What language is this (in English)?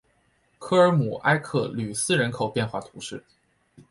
Chinese